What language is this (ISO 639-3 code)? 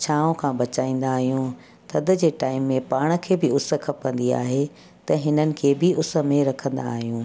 snd